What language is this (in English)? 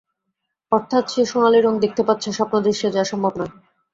Bangla